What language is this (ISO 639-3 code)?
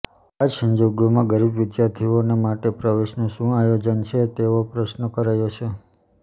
guj